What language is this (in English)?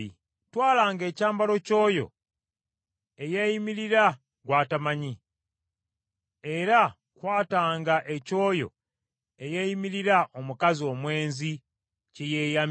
Ganda